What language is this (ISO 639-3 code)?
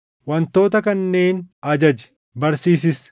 orm